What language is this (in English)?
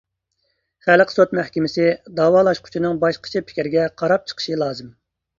Uyghur